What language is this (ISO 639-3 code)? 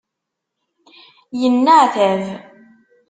kab